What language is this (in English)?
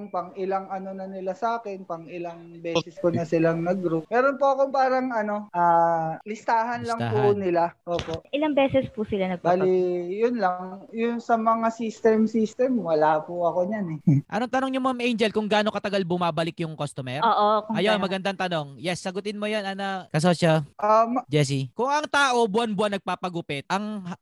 Filipino